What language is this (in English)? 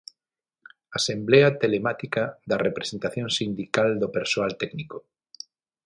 Galician